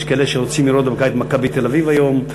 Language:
Hebrew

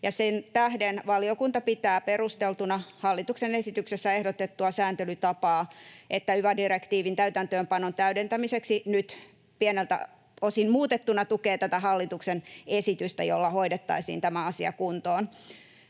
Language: Finnish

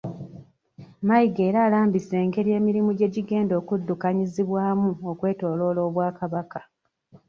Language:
Ganda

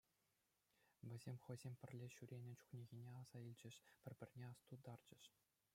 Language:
Chuvash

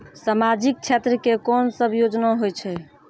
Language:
Maithili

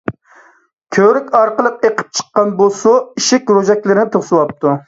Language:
Uyghur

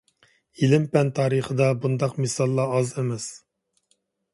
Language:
Uyghur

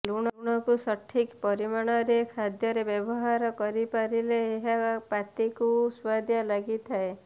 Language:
Odia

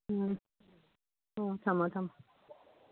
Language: Manipuri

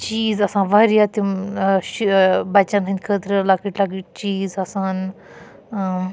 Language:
Kashmiri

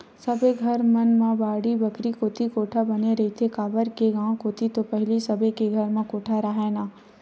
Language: Chhattisgarhi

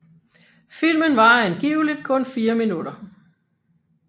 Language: Danish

